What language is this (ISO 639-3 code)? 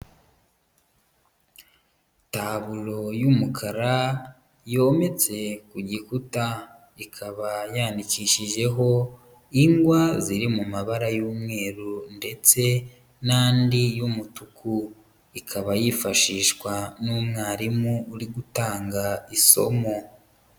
kin